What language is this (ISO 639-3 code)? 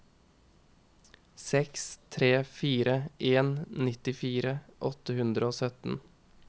nor